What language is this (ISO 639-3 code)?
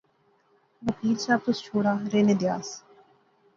phr